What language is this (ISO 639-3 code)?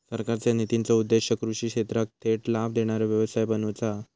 mar